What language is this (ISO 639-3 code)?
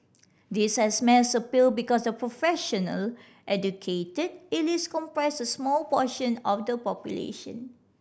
eng